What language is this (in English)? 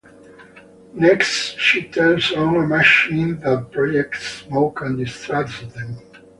English